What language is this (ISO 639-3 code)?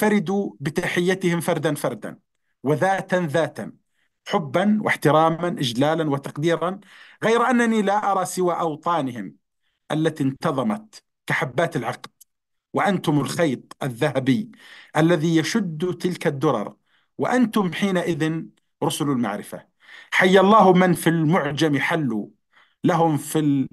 ara